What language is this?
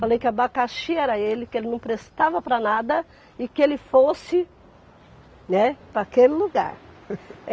Portuguese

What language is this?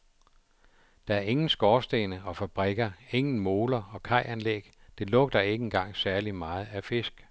Danish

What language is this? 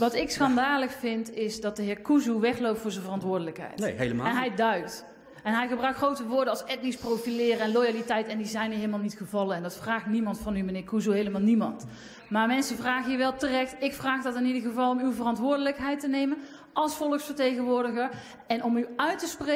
Dutch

